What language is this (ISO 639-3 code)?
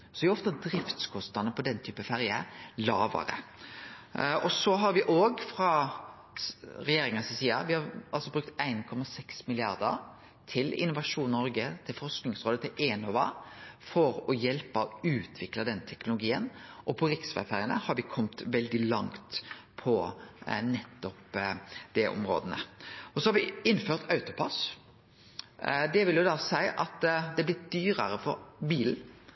nno